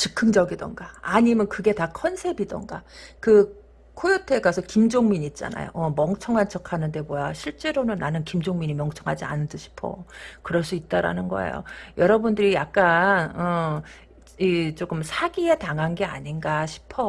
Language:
Korean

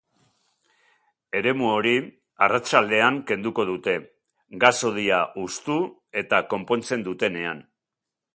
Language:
Basque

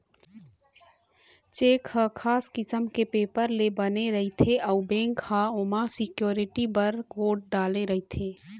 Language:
Chhattisgarhi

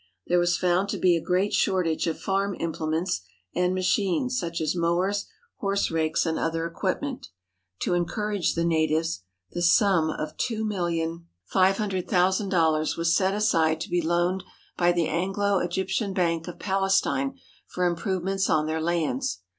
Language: English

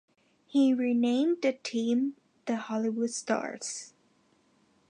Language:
English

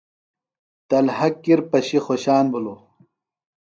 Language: Phalura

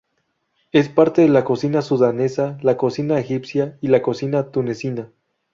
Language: Spanish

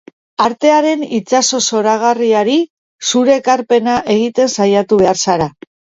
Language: Basque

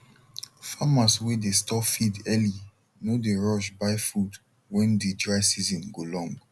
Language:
Nigerian Pidgin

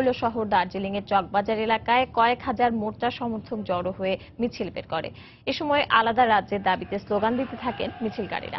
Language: English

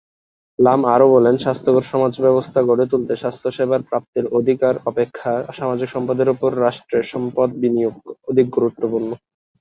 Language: Bangla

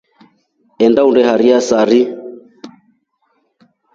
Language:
Rombo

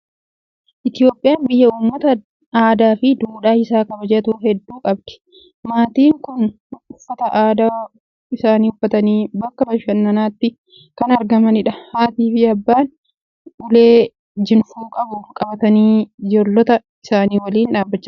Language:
Oromo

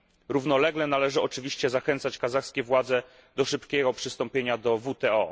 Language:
Polish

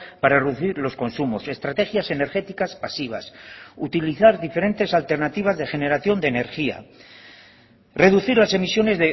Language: Spanish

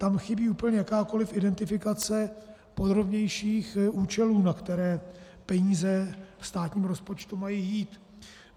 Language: Czech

